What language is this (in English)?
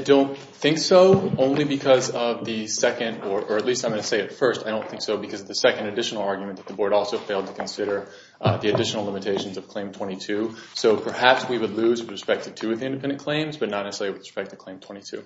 English